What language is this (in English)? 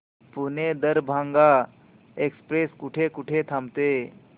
Marathi